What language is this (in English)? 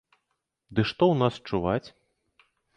Belarusian